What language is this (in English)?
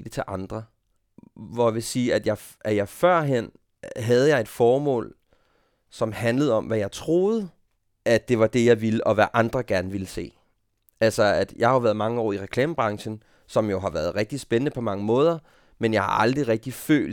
Danish